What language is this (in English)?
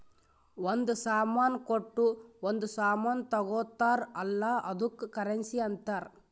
Kannada